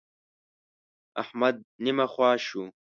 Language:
Pashto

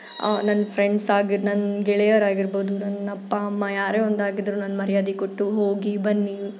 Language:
Kannada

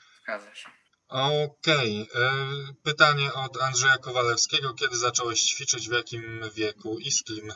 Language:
Polish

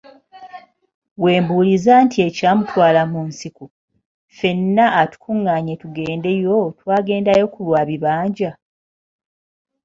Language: Ganda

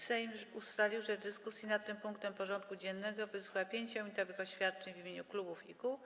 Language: Polish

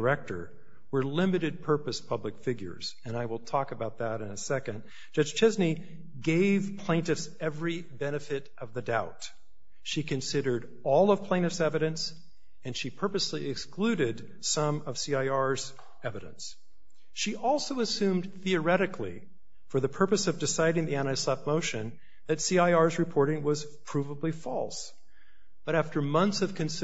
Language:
English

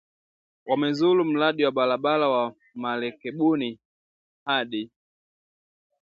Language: Swahili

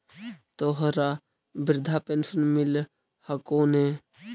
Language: Magahi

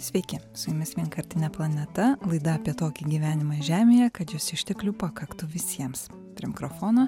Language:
Lithuanian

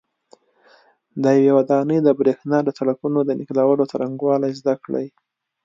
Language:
Pashto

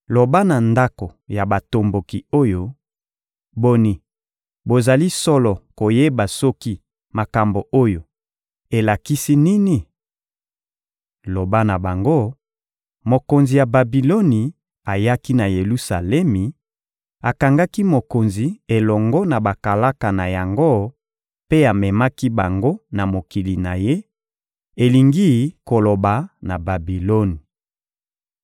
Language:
Lingala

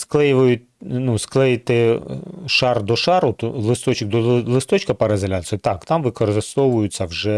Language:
Ukrainian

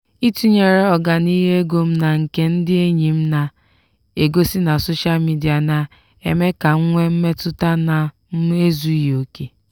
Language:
Igbo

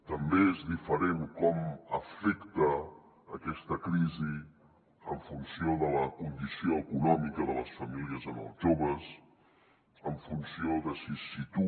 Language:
Catalan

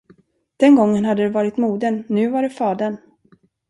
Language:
Swedish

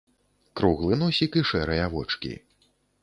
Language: Belarusian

